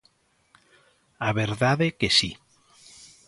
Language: Galician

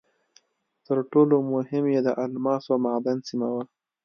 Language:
Pashto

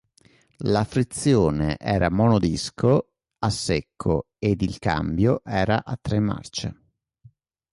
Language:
Italian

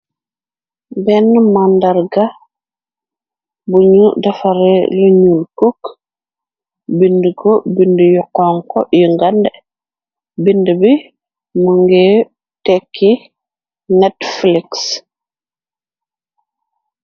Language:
Wolof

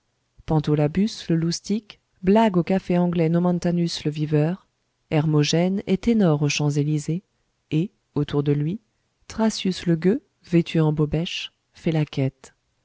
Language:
French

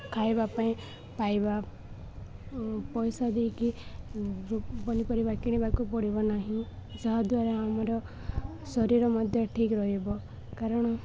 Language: Odia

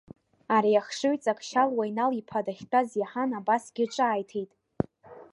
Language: Abkhazian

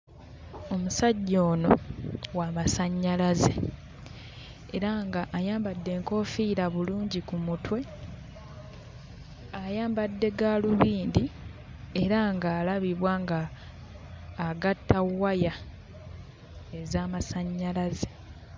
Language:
Ganda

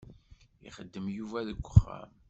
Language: Kabyle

